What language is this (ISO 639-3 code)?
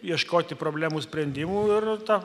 lit